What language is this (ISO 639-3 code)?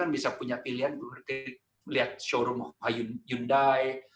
ind